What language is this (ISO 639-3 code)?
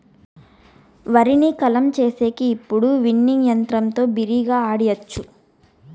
tel